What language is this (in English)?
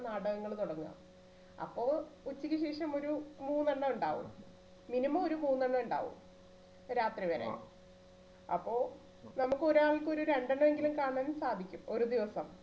Malayalam